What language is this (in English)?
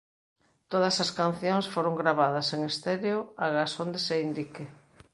Galician